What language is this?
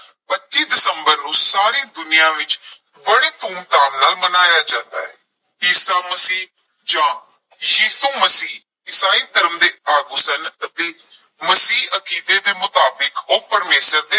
Punjabi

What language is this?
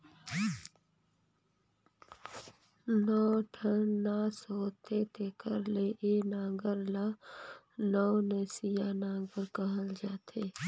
Chhattisgarhi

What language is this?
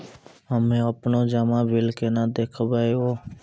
Maithili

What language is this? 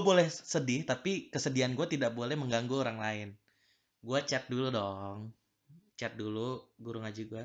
Indonesian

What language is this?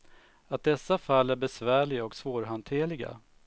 Swedish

